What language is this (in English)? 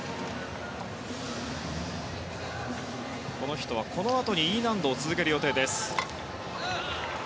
Japanese